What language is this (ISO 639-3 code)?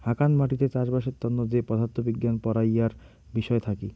ben